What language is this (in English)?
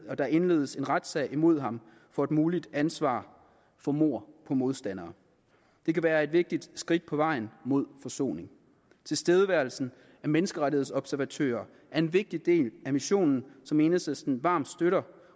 Danish